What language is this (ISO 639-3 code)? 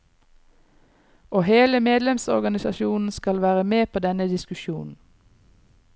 nor